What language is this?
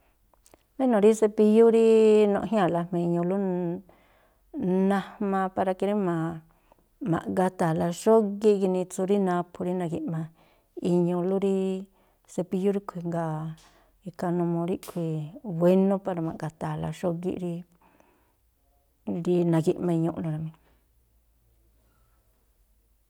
Tlacoapa Me'phaa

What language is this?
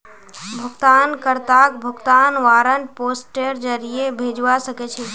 Magahi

